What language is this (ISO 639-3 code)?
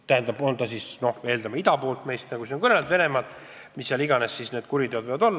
est